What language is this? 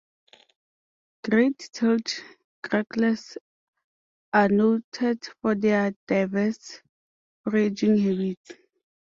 English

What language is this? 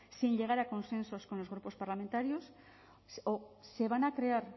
Spanish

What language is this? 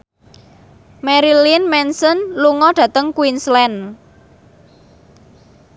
Javanese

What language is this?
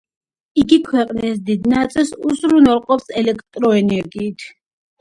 Georgian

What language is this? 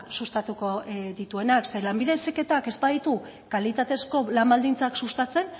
Basque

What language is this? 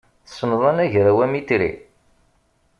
Kabyle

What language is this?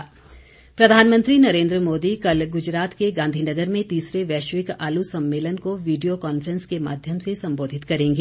Hindi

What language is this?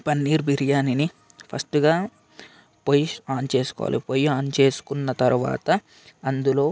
Telugu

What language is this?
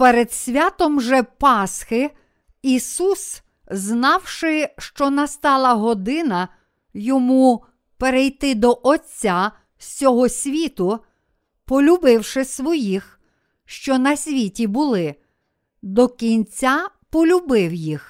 Ukrainian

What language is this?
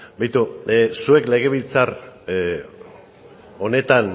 Basque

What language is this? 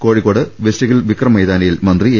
Malayalam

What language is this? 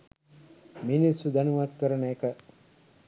Sinhala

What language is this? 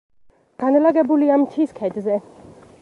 Georgian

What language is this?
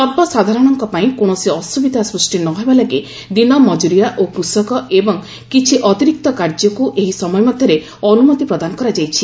Odia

